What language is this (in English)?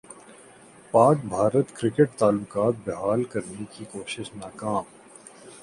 Urdu